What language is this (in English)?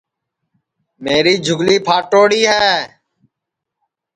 Sansi